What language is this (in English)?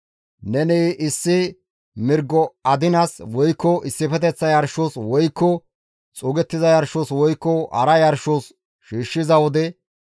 Gamo